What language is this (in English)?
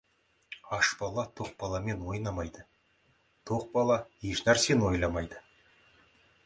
Kazakh